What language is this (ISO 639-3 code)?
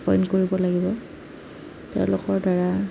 asm